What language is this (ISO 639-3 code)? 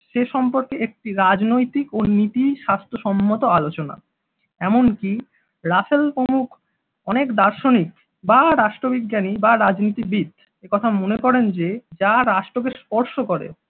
ben